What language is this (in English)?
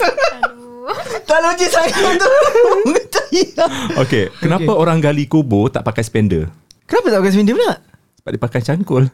Malay